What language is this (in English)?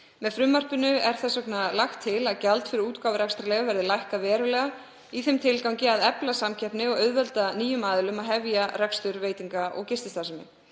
Icelandic